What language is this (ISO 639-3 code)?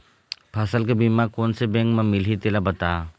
hne